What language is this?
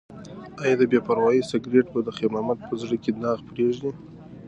Pashto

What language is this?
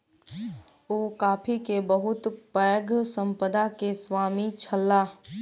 Maithili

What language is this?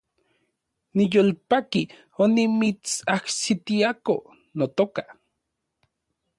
Central Puebla Nahuatl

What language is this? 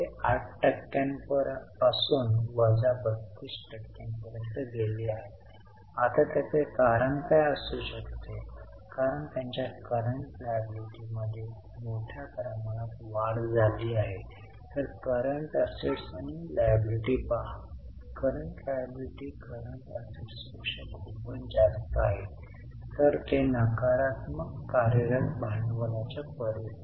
Marathi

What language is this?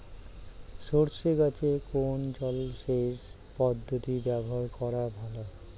Bangla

